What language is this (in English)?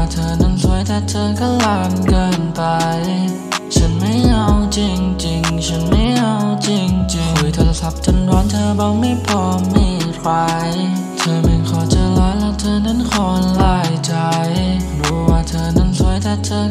Thai